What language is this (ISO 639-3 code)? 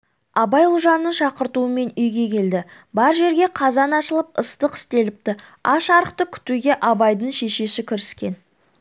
kaz